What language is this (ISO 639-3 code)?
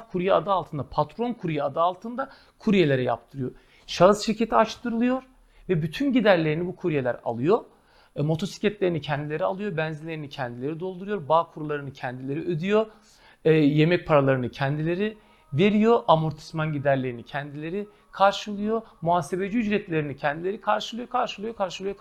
tur